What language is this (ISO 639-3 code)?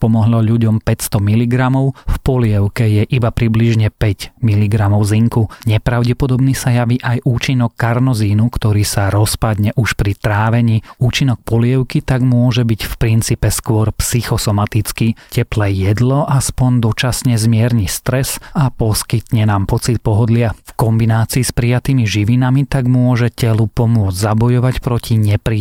slk